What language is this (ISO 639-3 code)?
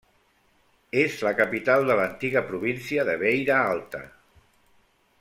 cat